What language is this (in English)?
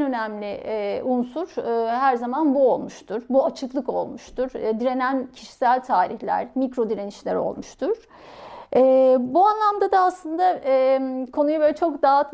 Turkish